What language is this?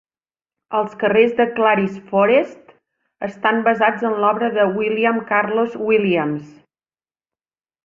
Catalan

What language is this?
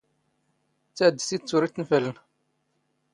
Standard Moroccan Tamazight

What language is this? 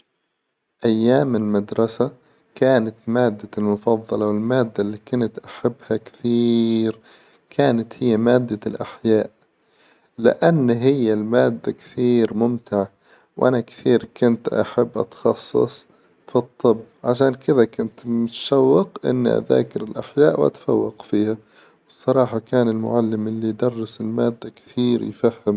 Hijazi Arabic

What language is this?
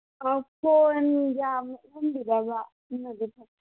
Manipuri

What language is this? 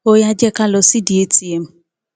Yoruba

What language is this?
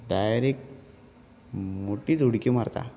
Konkani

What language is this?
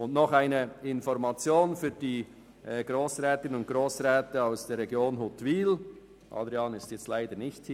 Swiss German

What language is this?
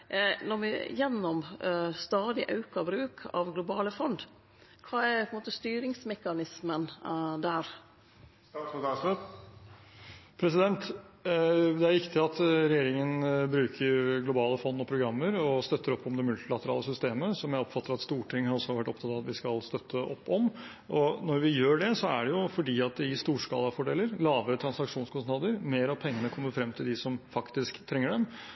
Norwegian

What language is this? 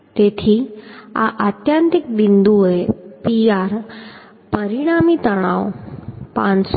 Gujarati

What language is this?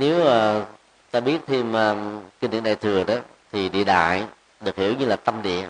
Vietnamese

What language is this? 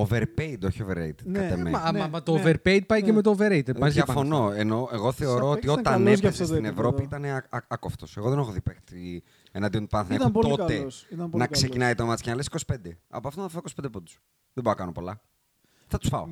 Greek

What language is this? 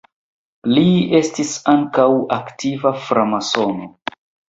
Esperanto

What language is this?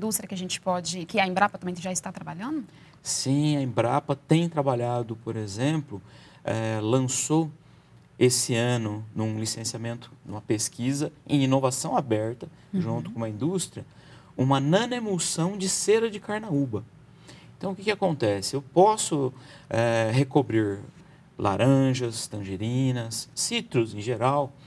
Portuguese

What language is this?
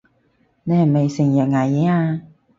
Cantonese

